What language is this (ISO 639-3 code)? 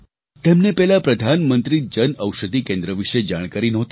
guj